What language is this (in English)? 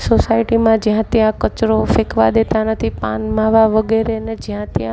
Gujarati